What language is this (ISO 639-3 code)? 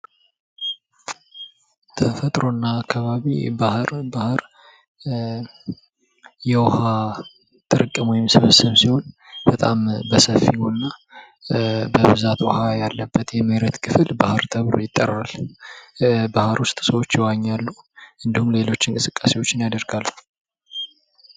amh